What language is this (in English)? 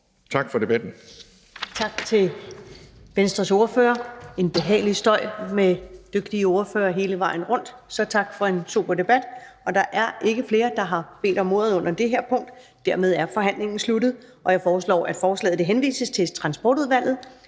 Danish